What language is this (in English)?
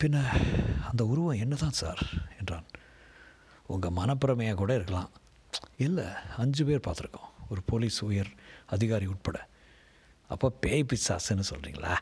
Tamil